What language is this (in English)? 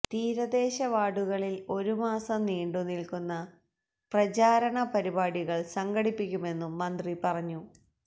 Malayalam